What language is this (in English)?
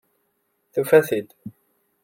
Kabyle